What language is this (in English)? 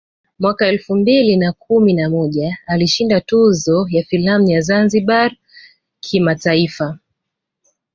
Swahili